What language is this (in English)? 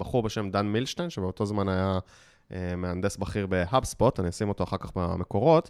Hebrew